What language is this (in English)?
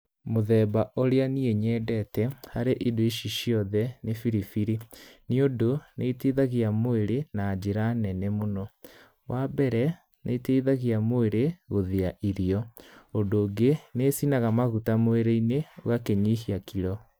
Kikuyu